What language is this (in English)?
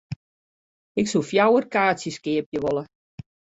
Western Frisian